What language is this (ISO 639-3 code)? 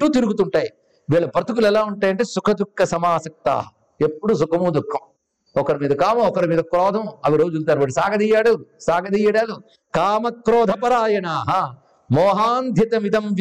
tel